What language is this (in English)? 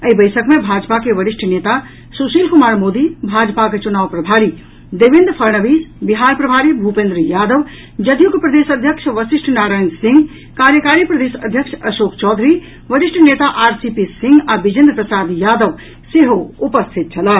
Maithili